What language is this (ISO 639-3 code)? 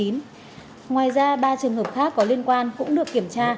vie